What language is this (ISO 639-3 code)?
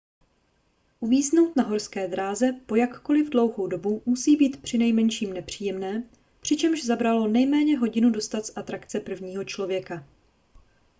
ces